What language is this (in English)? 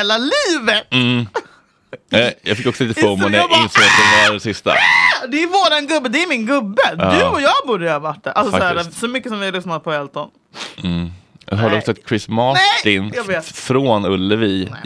Swedish